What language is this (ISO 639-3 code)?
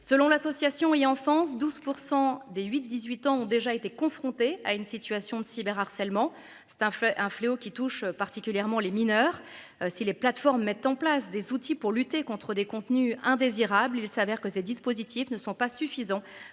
fra